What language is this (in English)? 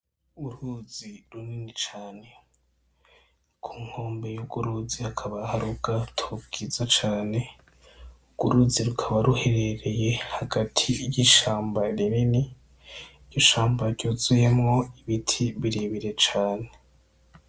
Rundi